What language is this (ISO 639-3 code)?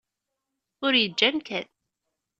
kab